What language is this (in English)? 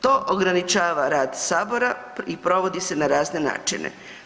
Croatian